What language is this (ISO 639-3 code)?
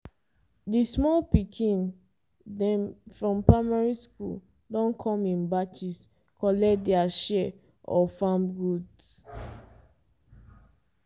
pcm